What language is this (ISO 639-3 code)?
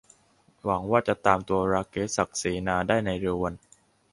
tha